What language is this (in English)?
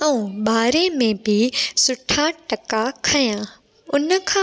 Sindhi